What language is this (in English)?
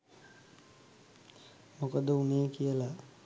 Sinhala